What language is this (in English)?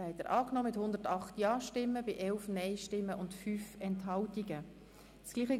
Swiss German